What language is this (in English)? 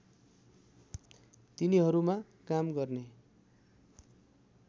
Nepali